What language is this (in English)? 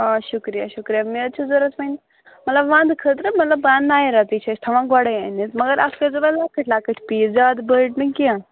Kashmiri